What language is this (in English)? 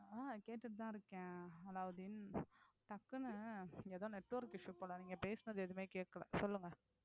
Tamil